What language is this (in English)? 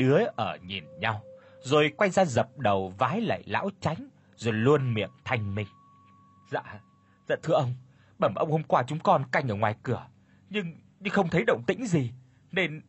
Vietnamese